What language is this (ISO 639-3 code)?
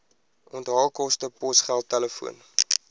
afr